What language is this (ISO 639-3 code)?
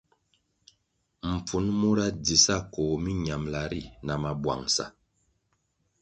nmg